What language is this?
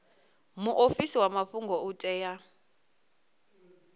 Venda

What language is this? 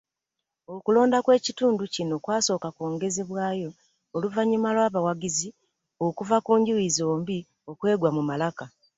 Ganda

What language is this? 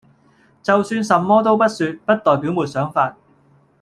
Cantonese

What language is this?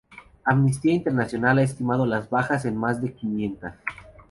Spanish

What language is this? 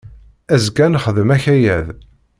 Kabyle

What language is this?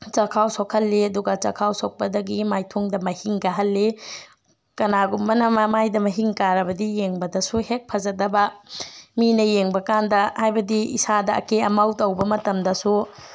Manipuri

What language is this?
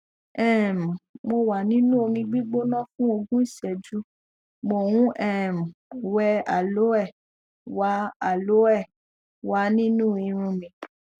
Yoruba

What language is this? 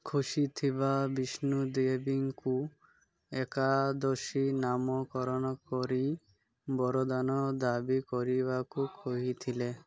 Odia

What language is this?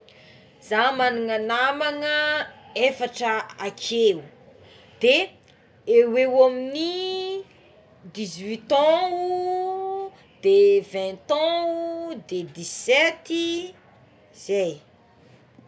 Tsimihety Malagasy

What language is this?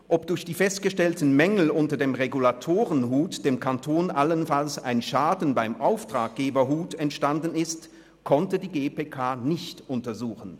Swiss German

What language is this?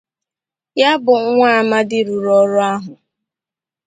Igbo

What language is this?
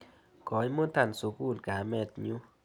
Kalenjin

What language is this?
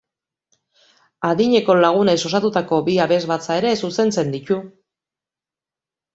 Basque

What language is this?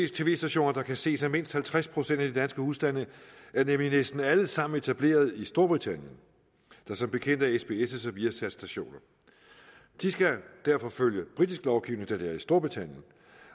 Danish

